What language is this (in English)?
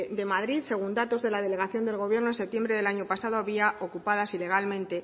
Spanish